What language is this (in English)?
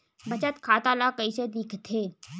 Chhattisgarhi